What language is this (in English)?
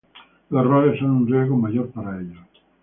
Spanish